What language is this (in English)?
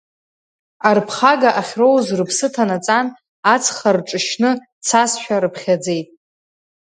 Abkhazian